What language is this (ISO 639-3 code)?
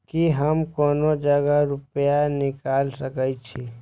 mai